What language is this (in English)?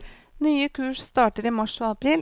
Norwegian